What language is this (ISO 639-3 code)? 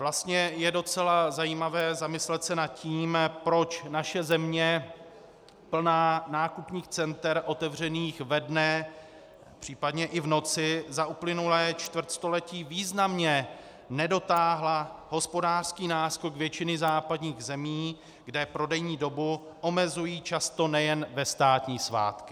ces